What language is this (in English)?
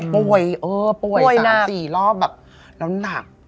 Thai